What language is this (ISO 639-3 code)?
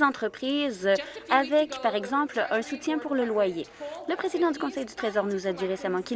fra